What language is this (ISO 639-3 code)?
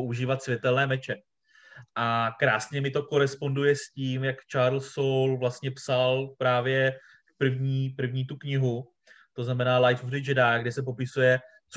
ces